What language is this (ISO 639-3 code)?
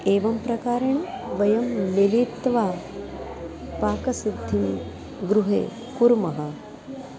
san